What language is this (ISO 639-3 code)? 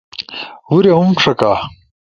ush